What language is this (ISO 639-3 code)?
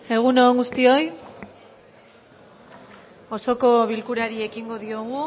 eus